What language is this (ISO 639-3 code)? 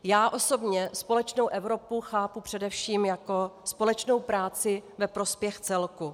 ces